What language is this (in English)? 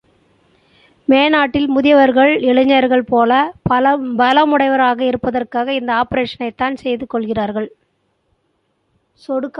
Tamil